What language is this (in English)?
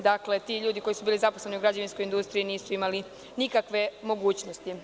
Serbian